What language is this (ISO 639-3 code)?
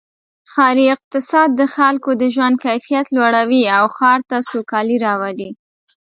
pus